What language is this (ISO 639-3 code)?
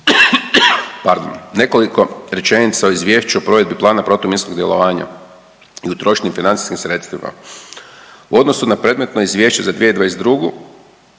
hrv